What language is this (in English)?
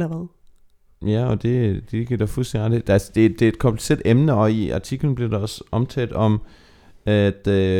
Danish